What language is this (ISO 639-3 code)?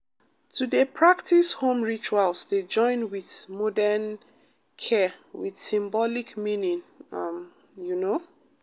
pcm